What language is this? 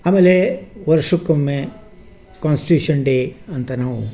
Kannada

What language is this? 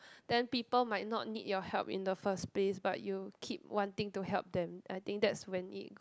English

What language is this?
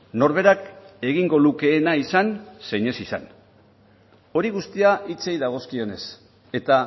Basque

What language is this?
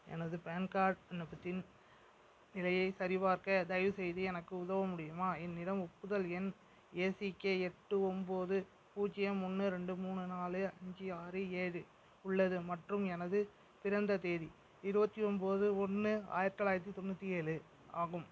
Tamil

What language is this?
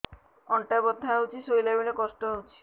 Odia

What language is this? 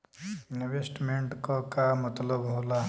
Bhojpuri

